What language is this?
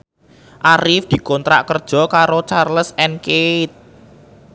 Javanese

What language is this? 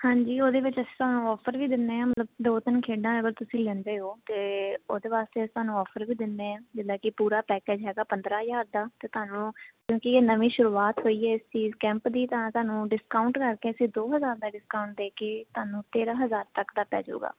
Punjabi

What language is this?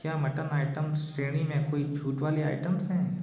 Hindi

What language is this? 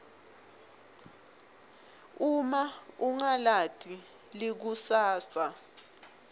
Swati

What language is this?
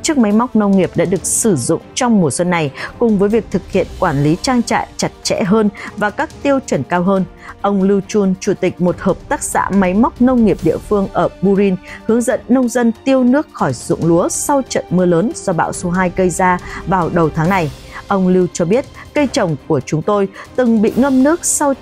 Vietnamese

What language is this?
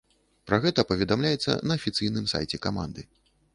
Belarusian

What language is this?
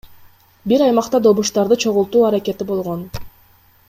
Kyrgyz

